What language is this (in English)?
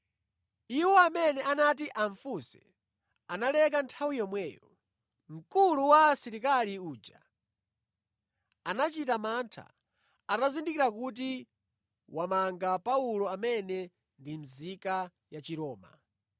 Nyanja